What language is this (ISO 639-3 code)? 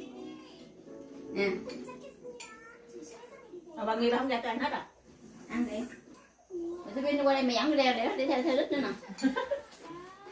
vie